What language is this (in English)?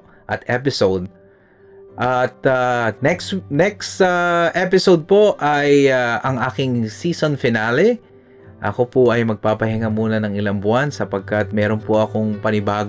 Filipino